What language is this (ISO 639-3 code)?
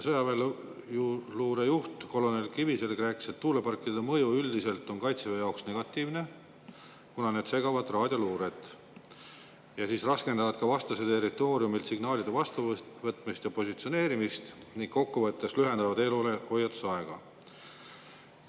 est